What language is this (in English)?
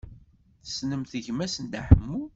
Kabyle